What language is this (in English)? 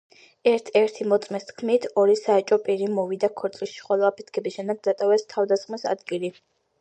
Georgian